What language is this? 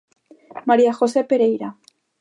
Galician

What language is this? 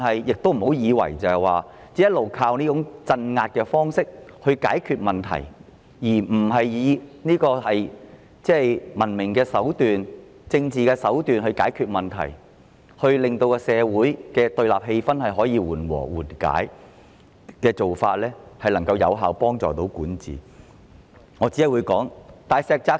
Cantonese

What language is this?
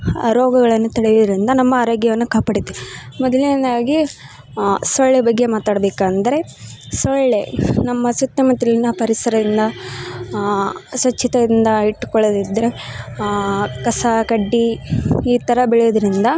Kannada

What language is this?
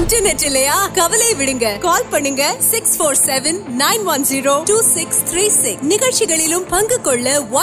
Urdu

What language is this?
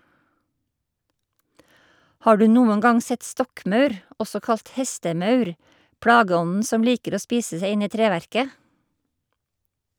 Norwegian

